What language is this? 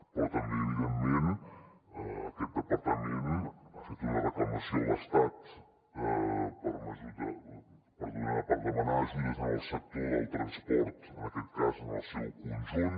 Catalan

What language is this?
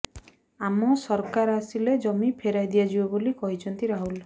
Odia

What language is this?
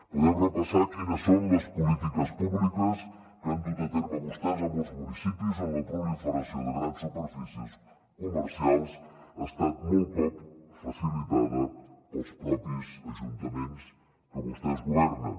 Catalan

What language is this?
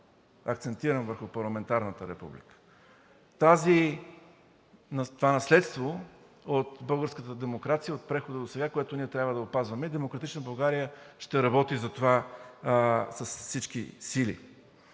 Bulgarian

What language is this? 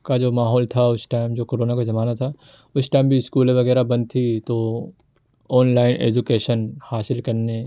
Urdu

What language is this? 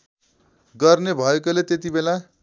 Nepali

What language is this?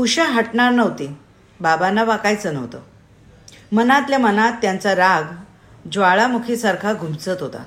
Marathi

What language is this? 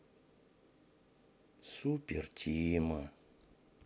Russian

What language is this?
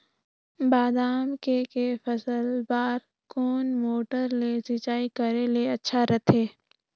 Chhattisgarhi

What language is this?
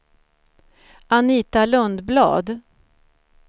Swedish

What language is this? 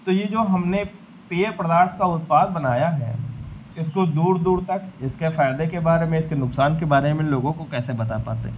Hindi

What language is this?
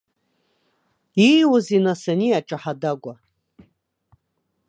Abkhazian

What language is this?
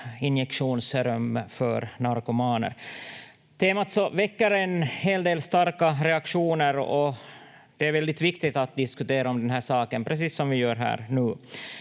Finnish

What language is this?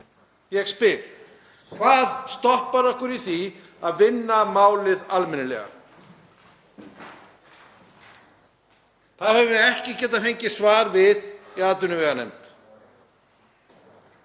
Icelandic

